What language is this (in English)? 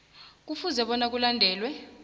South Ndebele